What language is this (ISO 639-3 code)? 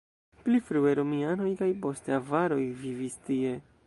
epo